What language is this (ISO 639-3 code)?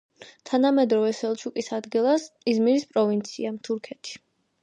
kat